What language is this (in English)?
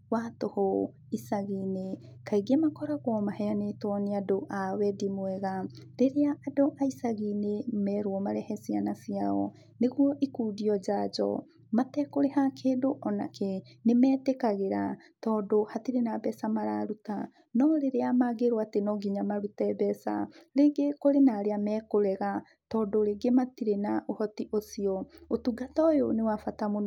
Kikuyu